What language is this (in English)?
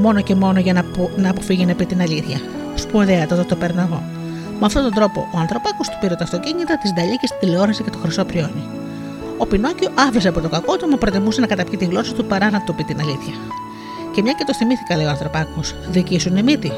Greek